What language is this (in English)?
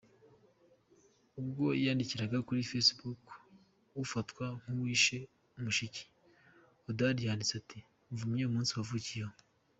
Kinyarwanda